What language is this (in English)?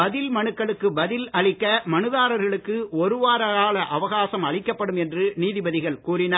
Tamil